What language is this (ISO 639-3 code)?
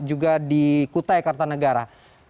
ind